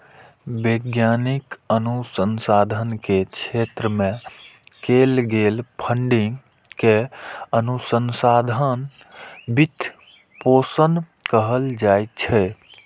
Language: Maithili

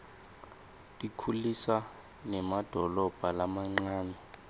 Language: Swati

